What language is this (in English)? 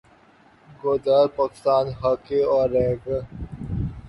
Urdu